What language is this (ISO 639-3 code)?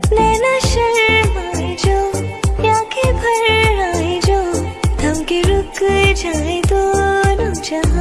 hin